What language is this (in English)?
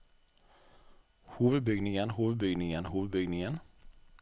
Norwegian